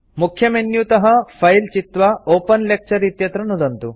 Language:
Sanskrit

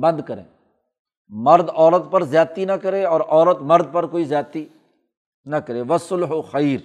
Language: Urdu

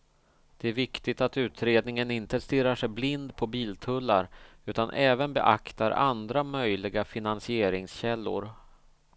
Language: Swedish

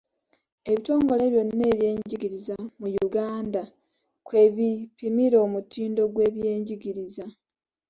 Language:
Ganda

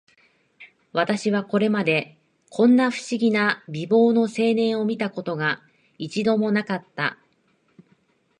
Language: Japanese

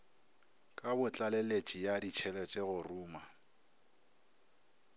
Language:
Northern Sotho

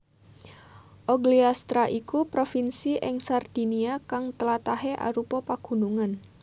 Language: Javanese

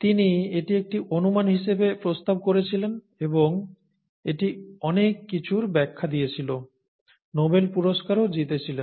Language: Bangla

